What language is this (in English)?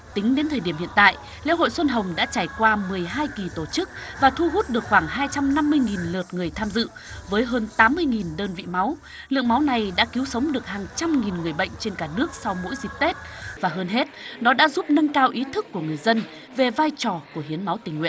Vietnamese